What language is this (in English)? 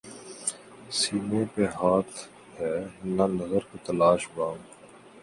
Urdu